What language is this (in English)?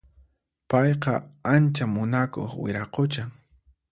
Puno Quechua